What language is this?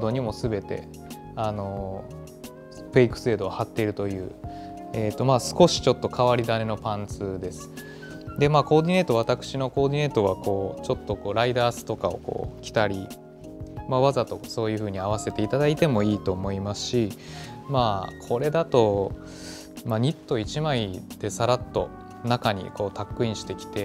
Japanese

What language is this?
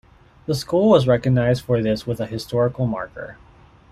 English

